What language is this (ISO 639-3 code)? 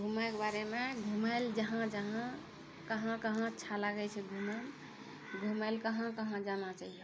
mai